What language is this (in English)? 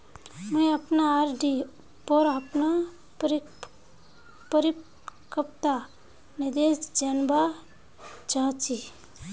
Magahi